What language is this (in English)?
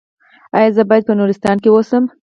Pashto